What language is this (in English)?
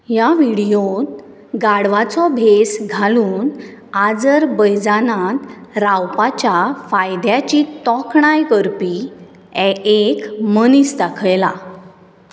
Konkani